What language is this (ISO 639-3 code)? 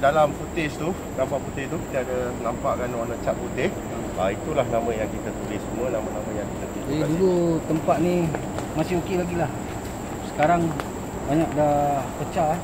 msa